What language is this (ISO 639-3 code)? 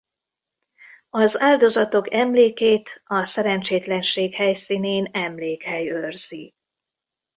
hun